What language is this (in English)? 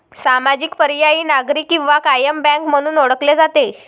Marathi